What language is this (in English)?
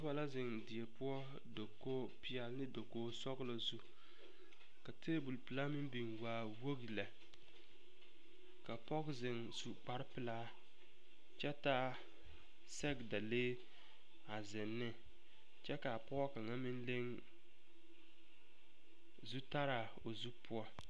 Southern Dagaare